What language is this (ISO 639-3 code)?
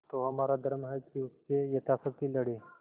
hin